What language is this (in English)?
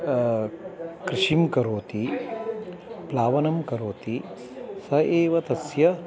Sanskrit